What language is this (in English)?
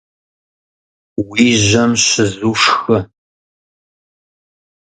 Kabardian